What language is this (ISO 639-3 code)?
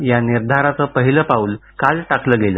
mar